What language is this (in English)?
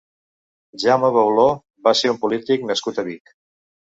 Catalan